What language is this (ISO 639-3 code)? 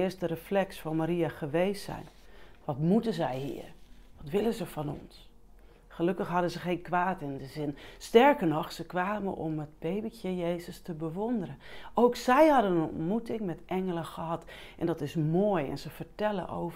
nld